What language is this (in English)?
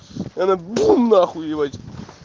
Russian